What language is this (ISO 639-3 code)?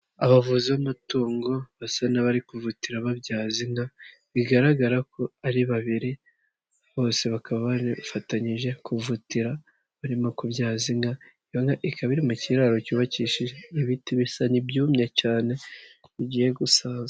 kin